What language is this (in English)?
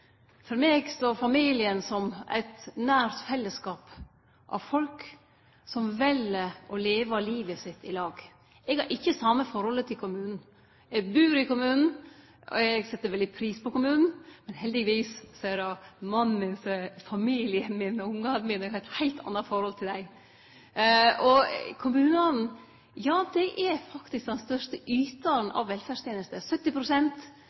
Norwegian Nynorsk